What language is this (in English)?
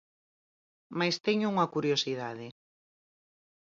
Galician